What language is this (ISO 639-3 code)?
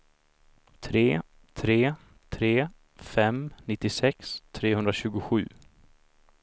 swe